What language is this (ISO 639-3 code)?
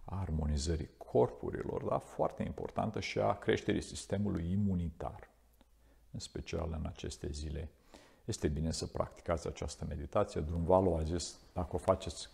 ron